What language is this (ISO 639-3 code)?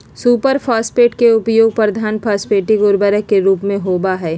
mag